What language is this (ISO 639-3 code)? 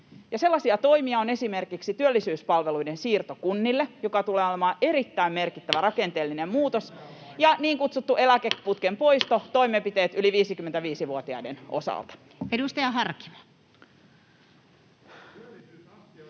fin